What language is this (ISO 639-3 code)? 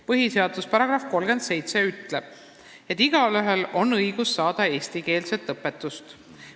est